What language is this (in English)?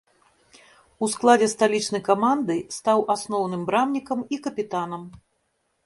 Belarusian